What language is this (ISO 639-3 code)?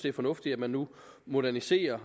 dan